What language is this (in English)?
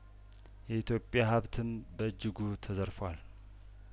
Amharic